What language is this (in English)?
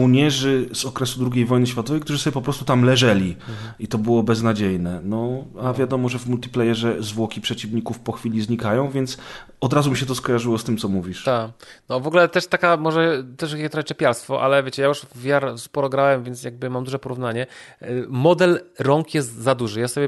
Polish